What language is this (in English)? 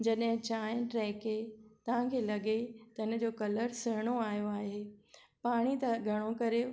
Sindhi